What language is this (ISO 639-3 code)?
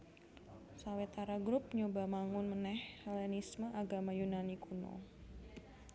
jav